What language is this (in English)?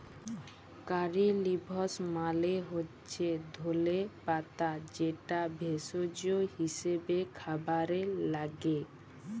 Bangla